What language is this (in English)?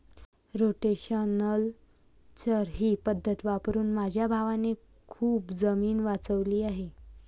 Marathi